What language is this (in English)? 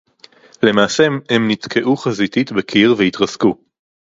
Hebrew